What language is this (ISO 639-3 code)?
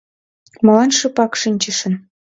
chm